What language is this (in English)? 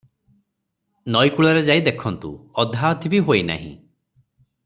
Odia